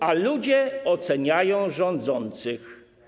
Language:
Polish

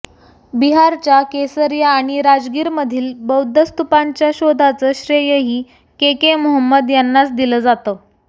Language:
Marathi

